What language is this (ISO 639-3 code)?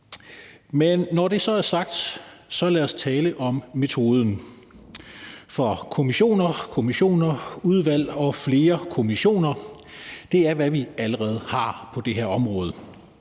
dan